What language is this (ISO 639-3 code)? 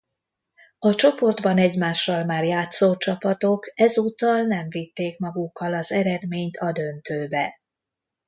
hun